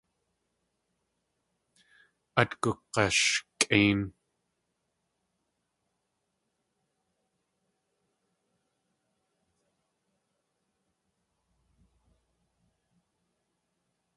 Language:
Tlingit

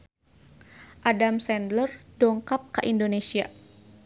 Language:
Sundanese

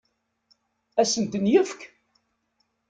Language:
Kabyle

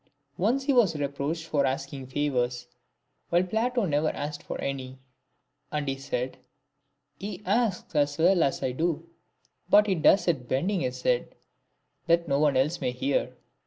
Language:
English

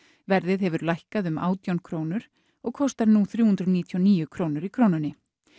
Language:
Icelandic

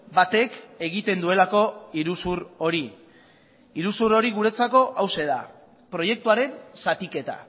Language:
Basque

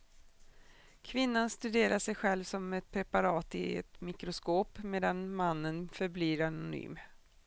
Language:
Swedish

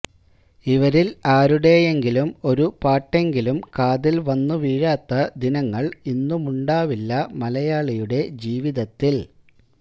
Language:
Malayalam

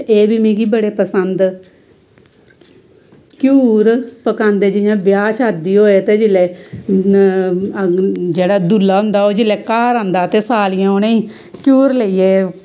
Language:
Dogri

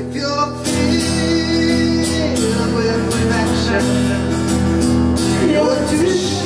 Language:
German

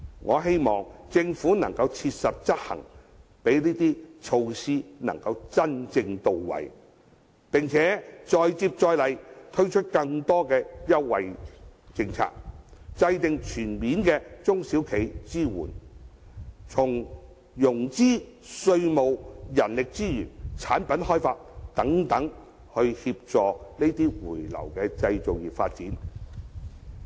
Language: Cantonese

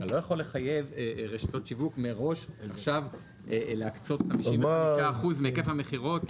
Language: Hebrew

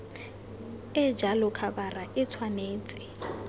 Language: Tswana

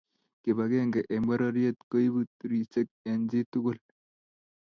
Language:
Kalenjin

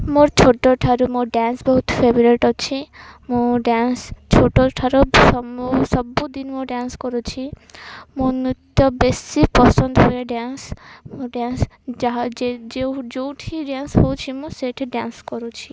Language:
Odia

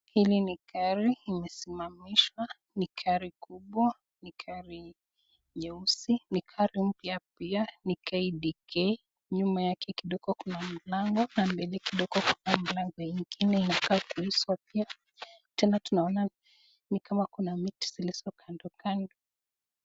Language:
Swahili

